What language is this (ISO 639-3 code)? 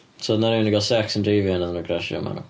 cym